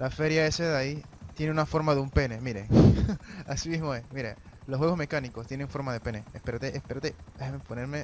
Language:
Spanish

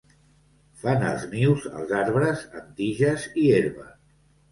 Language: Catalan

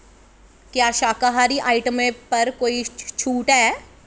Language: Dogri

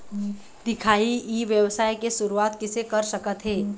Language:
Chhattisgarhi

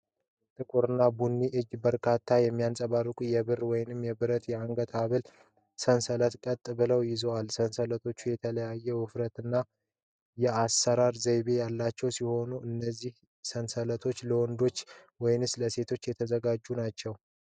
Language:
Amharic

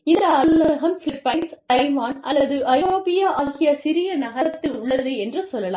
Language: Tamil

